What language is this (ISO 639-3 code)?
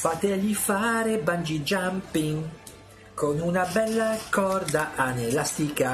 ita